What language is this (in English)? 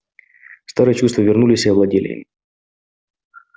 Russian